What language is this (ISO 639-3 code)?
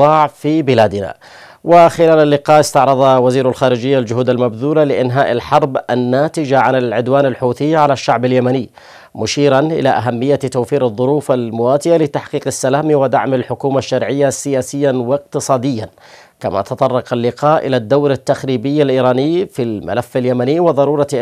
ara